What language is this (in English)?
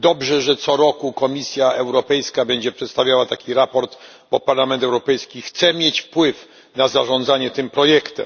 Polish